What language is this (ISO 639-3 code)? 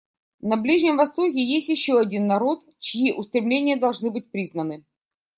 rus